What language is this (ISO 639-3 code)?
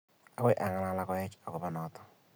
kln